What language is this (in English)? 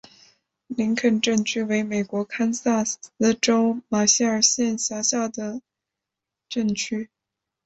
Chinese